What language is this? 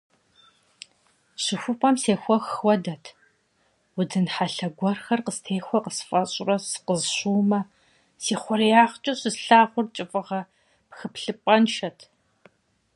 Kabardian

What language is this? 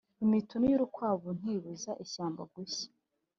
Kinyarwanda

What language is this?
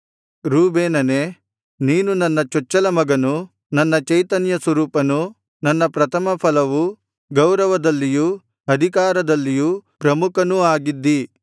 Kannada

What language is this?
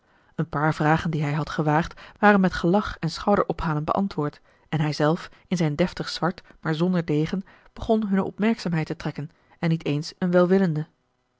Dutch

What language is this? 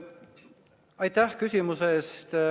Estonian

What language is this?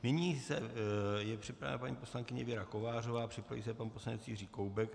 Czech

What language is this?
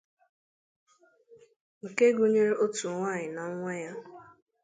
Igbo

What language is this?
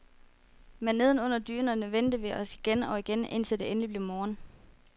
Danish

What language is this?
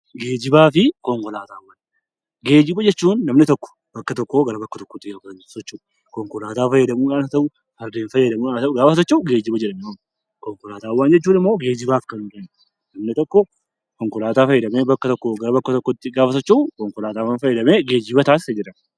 Oromo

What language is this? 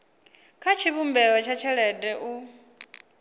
Venda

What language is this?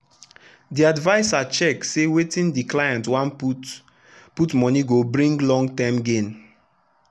Nigerian Pidgin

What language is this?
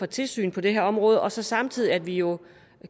Danish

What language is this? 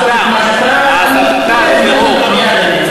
Hebrew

